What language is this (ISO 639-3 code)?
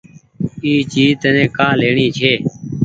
gig